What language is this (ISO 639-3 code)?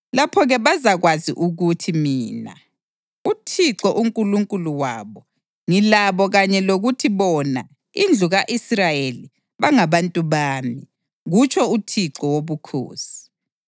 nde